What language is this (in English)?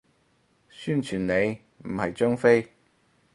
Cantonese